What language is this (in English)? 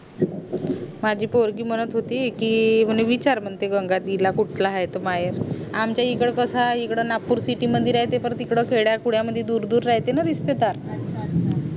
Marathi